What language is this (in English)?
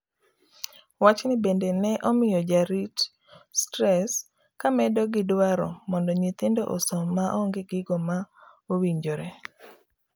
Luo (Kenya and Tanzania)